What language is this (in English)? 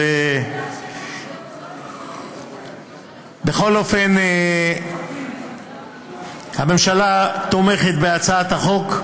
Hebrew